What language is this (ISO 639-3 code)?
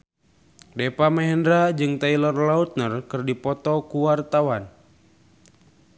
sun